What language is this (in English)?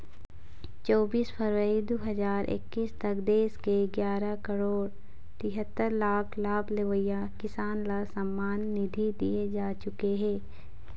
Chhattisgarhi